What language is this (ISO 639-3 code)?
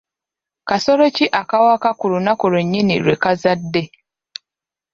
lug